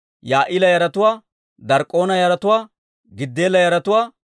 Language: Dawro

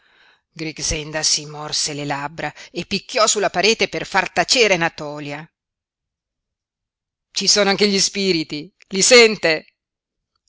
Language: Italian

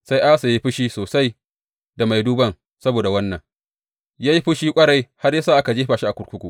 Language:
Hausa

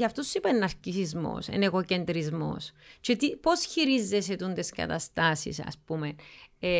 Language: Greek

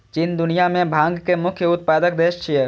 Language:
Maithili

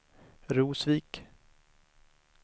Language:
Swedish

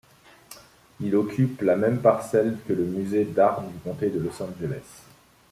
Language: French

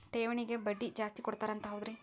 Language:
Kannada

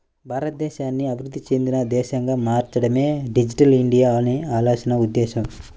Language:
Telugu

